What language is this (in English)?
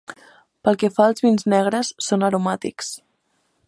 Catalan